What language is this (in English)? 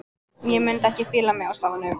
Icelandic